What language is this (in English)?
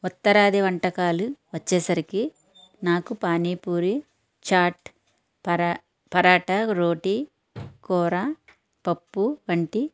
Telugu